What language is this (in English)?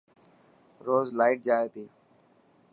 Dhatki